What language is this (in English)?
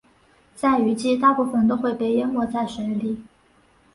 Chinese